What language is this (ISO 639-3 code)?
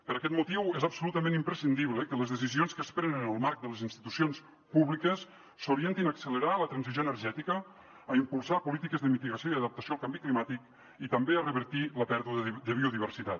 cat